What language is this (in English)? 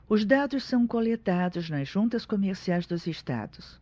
Portuguese